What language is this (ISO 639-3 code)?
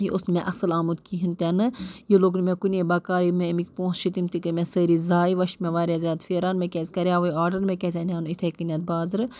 kas